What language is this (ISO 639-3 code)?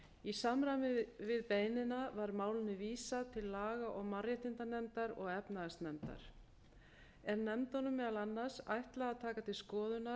isl